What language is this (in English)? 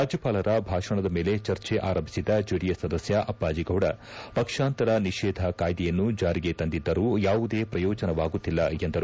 Kannada